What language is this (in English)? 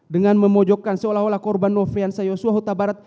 Indonesian